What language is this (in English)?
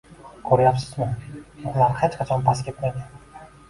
Uzbek